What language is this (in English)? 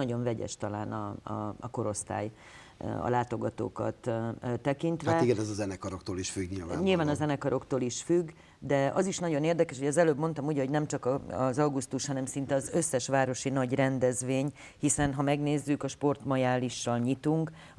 Hungarian